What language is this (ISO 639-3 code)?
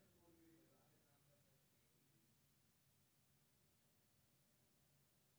mai